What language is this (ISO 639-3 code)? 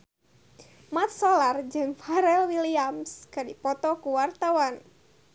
sun